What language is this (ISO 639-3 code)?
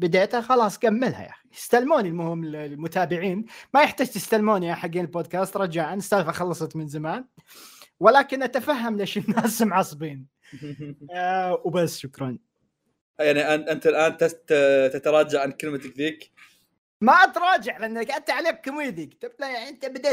ara